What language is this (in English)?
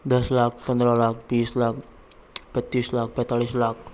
Hindi